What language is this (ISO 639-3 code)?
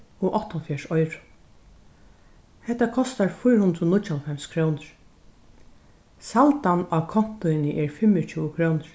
fao